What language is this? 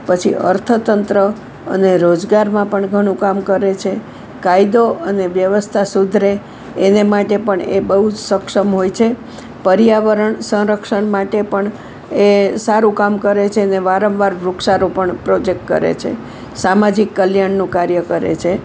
Gujarati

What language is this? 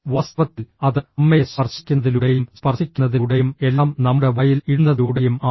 Malayalam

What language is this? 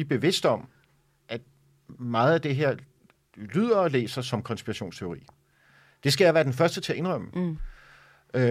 Danish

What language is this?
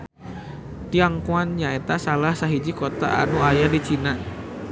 Sundanese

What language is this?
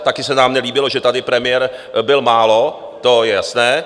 Czech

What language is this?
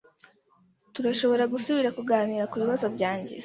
Kinyarwanda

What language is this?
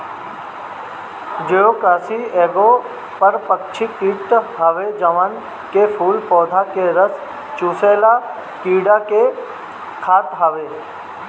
Bhojpuri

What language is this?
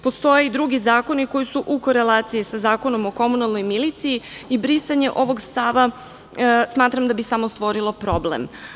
Serbian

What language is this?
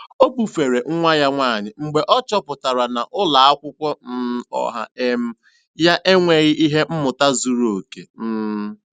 Igbo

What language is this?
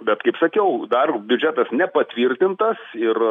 Lithuanian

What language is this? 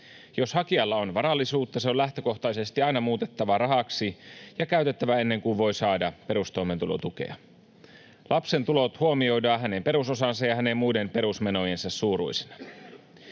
Finnish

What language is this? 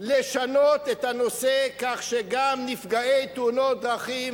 Hebrew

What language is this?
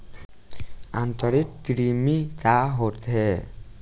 Bhojpuri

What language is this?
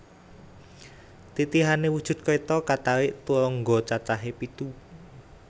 Javanese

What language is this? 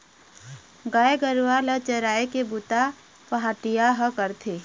Chhattisgarhi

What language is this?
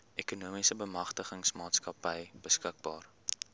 Afrikaans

